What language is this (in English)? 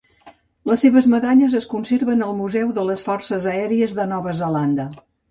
Catalan